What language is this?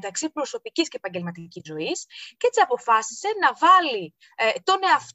Greek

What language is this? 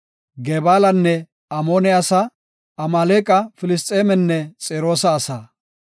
Gofa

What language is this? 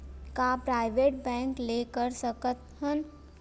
Chhattisgarhi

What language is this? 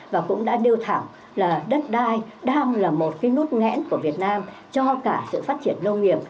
Vietnamese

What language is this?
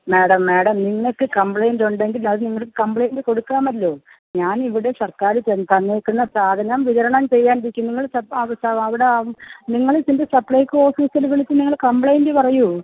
Malayalam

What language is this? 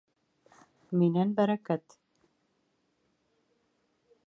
Bashkir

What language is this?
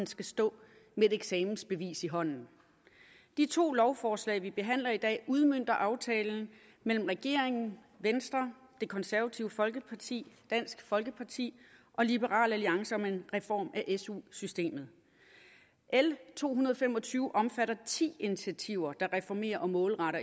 Danish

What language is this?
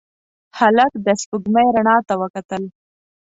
Pashto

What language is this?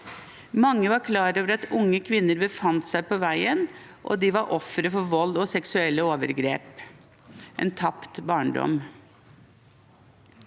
Norwegian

